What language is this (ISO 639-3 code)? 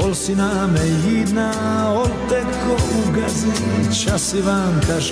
hrv